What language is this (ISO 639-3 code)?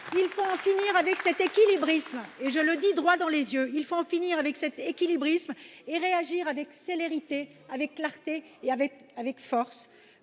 fra